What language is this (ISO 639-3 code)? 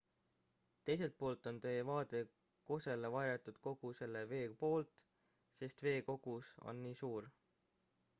est